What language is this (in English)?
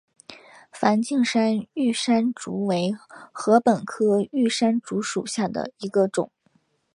Chinese